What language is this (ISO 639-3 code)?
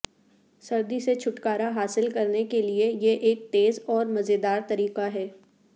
urd